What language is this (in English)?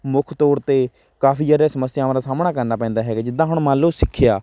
Punjabi